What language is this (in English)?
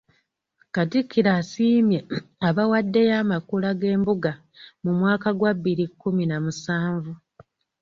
Ganda